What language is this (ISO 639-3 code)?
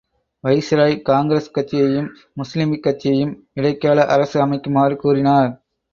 tam